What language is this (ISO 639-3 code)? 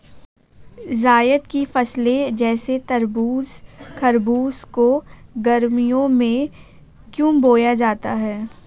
hin